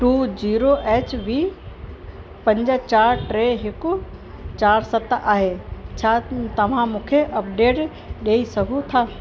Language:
Sindhi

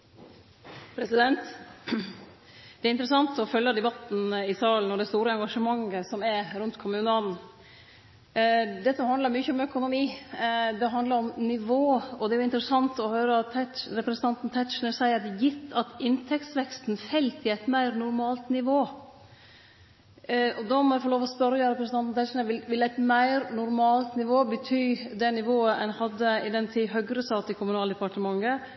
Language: Norwegian Nynorsk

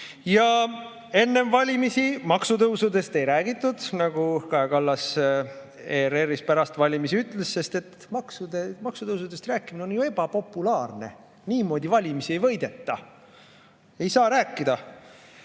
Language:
Estonian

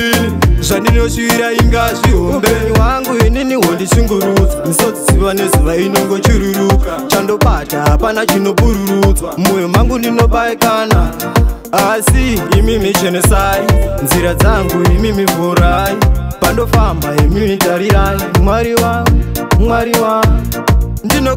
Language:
Romanian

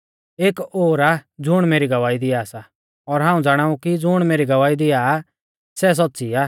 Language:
Mahasu Pahari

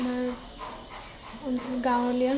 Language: Assamese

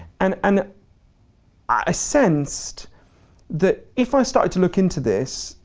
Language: English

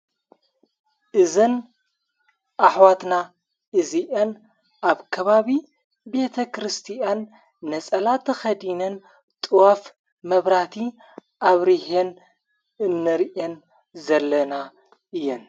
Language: Tigrinya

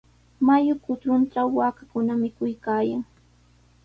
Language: Sihuas Ancash Quechua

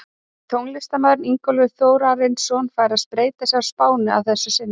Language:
Icelandic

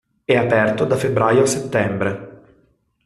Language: Italian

